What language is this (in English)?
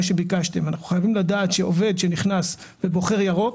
Hebrew